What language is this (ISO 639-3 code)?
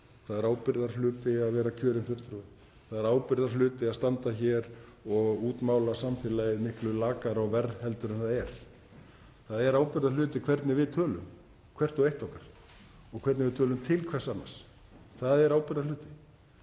isl